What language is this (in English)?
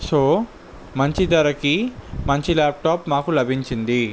Telugu